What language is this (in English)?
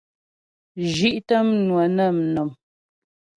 Ghomala